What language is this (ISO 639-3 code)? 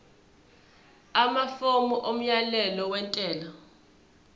zul